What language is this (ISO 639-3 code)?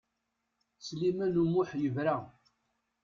kab